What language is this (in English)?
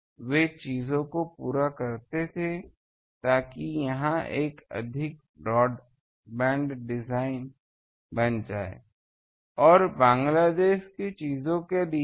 Hindi